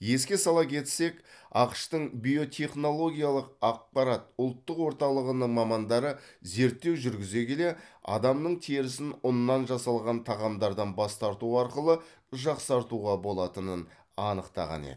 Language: Kazakh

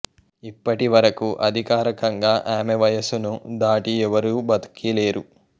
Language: Telugu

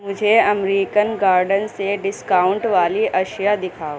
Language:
Urdu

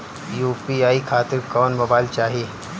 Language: Bhojpuri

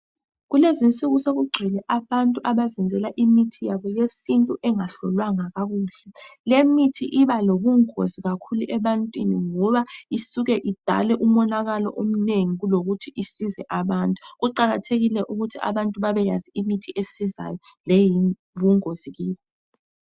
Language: North Ndebele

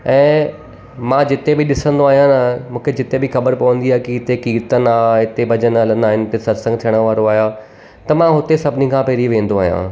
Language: Sindhi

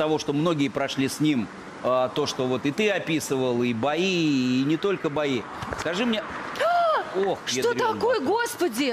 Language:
Russian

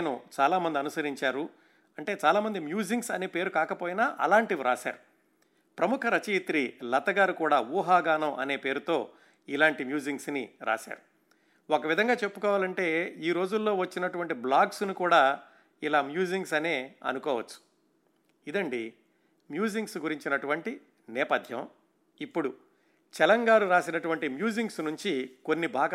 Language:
Telugu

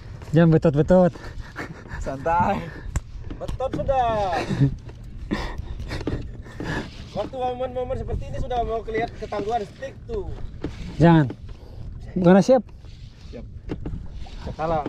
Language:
Indonesian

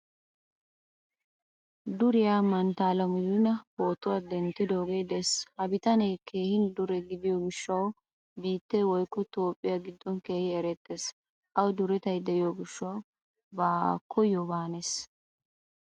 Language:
Wolaytta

